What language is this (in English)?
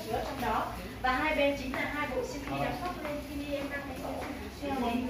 Vietnamese